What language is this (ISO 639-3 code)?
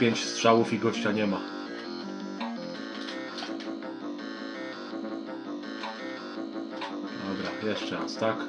pol